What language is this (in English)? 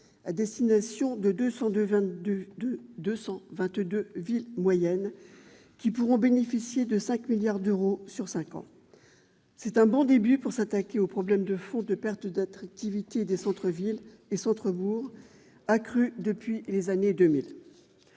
French